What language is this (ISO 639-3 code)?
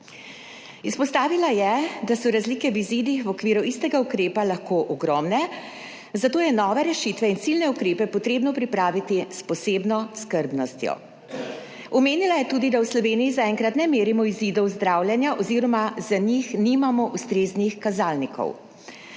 slv